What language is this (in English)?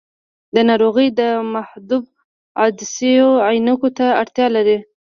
Pashto